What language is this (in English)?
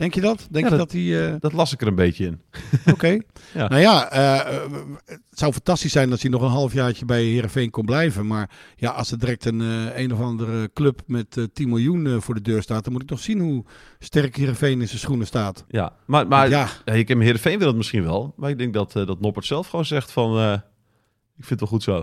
Dutch